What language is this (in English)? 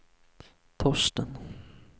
Swedish